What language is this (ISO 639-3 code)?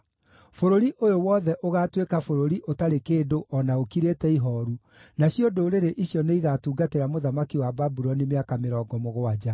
kik